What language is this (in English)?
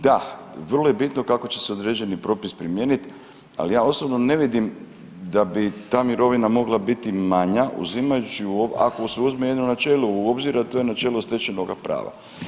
Croatian